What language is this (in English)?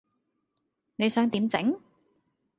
Cantonese